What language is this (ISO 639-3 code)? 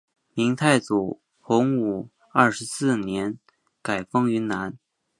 zho